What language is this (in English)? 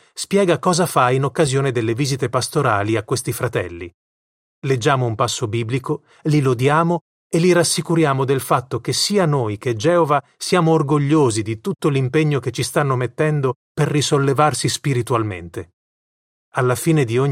Italian